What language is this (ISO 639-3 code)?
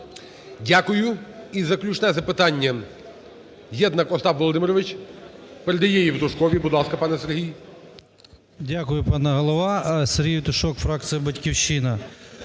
ukr